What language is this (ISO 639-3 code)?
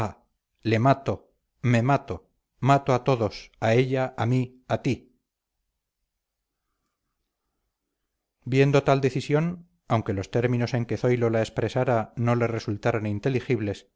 spa